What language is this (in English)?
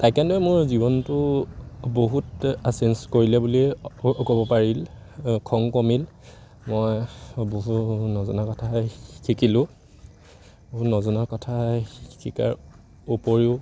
Assamese